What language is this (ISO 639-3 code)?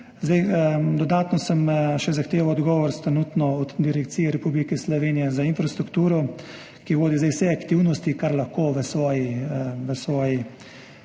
slv